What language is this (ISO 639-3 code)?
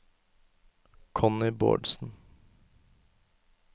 nor